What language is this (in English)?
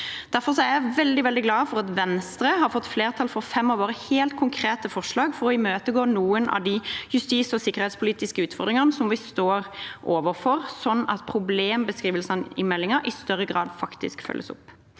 Norwegian